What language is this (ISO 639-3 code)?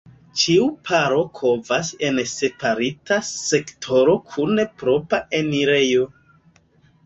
epo